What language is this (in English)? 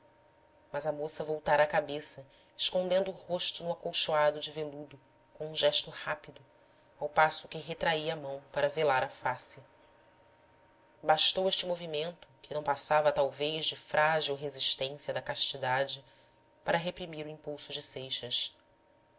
Portuguese